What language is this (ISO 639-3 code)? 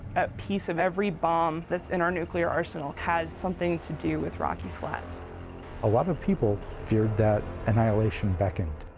eng